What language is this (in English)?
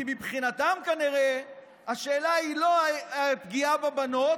Hebrew